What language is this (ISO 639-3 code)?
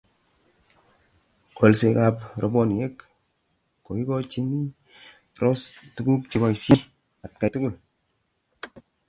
kln